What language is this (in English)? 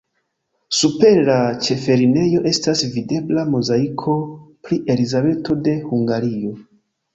Esperanto